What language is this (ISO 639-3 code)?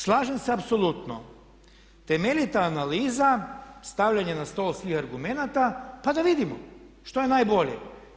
hrv